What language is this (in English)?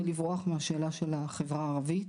Hebrew